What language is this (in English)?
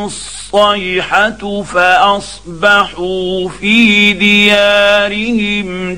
Arabic